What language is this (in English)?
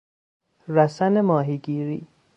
Persian